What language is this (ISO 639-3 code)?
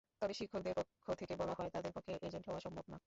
ben